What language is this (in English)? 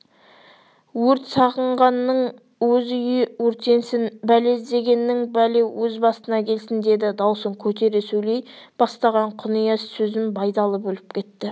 Kazakh